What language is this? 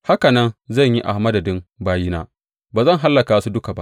Hausa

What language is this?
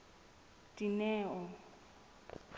Southern Sotho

